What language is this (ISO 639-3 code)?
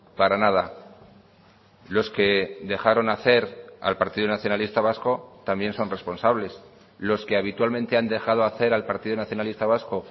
spa